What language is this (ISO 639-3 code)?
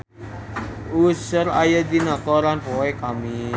sun